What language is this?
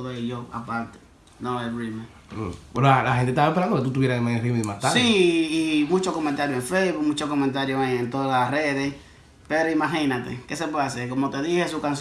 Spanish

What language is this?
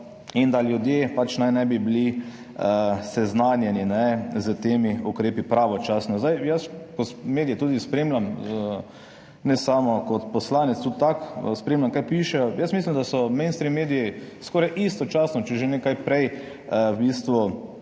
Slovenian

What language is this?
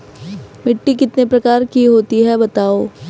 Hindi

